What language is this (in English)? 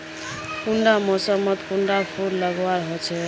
Magahi